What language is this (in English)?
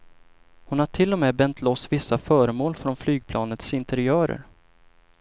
Swedish